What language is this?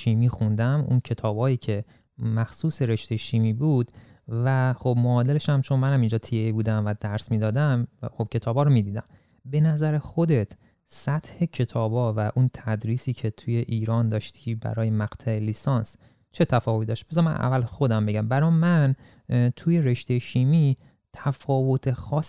Persian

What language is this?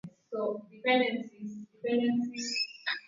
Swahili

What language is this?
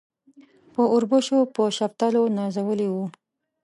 Pashto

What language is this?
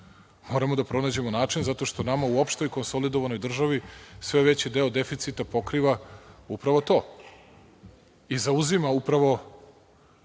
Serbian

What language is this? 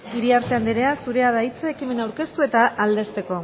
Basque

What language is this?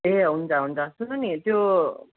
Nepali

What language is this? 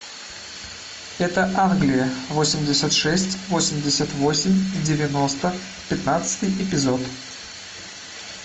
Russian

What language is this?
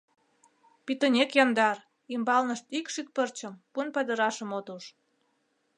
Mari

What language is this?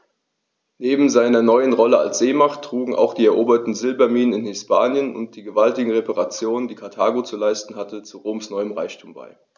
German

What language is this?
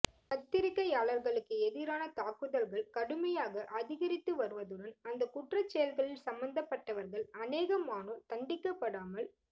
Tamil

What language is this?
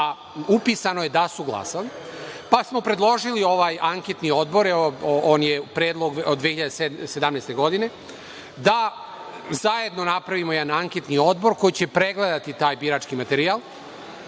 Serbian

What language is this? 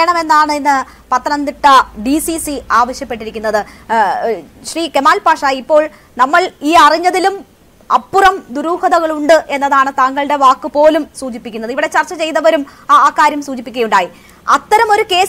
Romanian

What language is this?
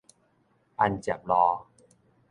Min Nan Chinese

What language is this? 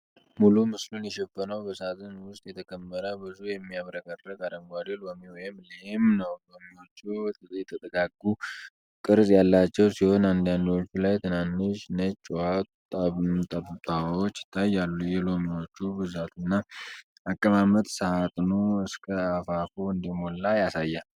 Amharic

